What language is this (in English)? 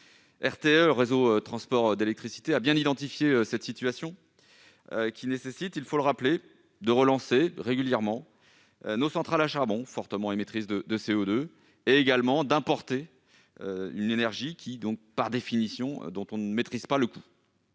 French